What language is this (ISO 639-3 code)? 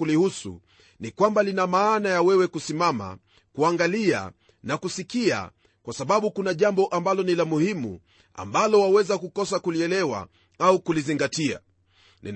swa